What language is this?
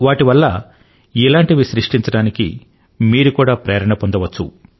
Telugu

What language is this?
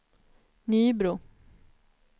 Swedish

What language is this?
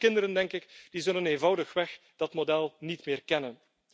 Dutch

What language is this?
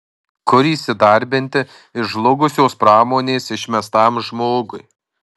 Lithuanian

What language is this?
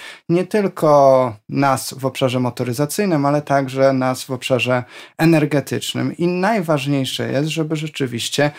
Polish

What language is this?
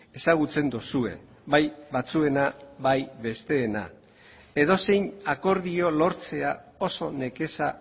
Basque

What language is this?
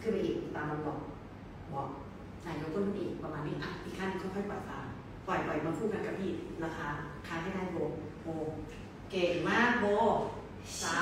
Thai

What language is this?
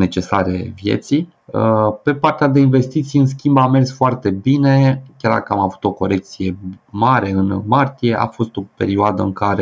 Romanian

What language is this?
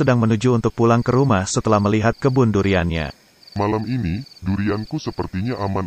Indonesian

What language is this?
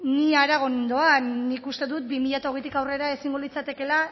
Basque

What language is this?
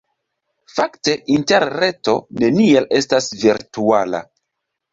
Esperanto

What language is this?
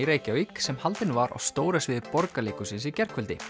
Icelandic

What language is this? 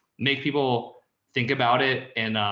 English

